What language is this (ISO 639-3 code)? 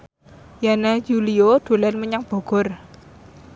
jav